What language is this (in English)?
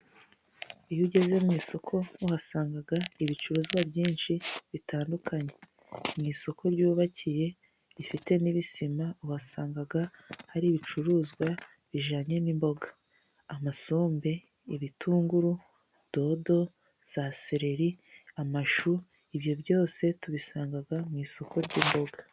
Kinyarwanda